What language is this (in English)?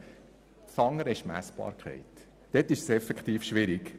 Swiss German